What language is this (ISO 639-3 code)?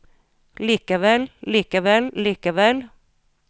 nor